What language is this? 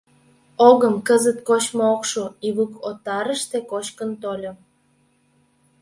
Mari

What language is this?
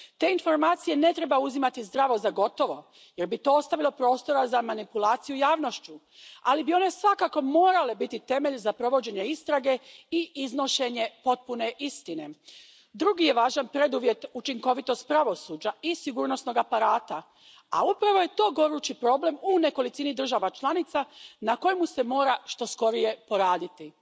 Croatian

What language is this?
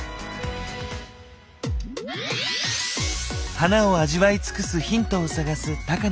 Japanese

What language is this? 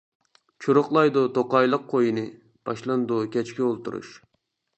Uyghur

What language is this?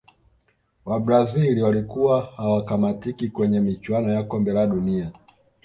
Swahili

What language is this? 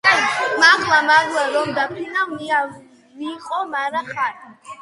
Georgian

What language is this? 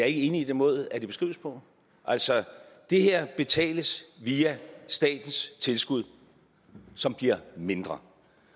Danish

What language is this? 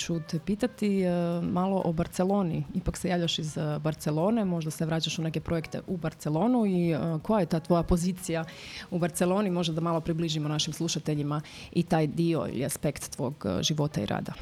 Croatian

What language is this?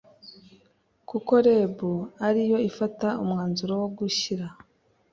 Kinyarwanda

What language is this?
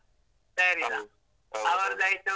Kannada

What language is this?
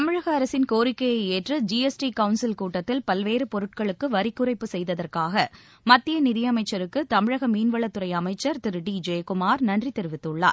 Tamil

